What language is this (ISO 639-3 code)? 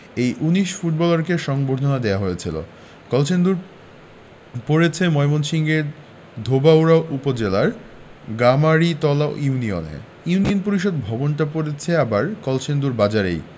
ben